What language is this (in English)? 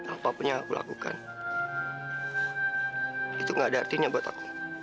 Indonesian